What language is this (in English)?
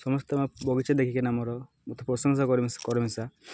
Odia